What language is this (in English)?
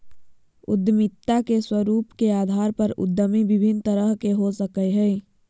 Magahi